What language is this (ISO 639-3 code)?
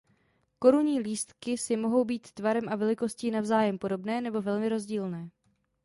ces